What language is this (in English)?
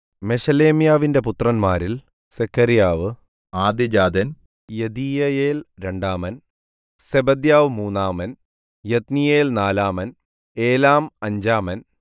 Malayalam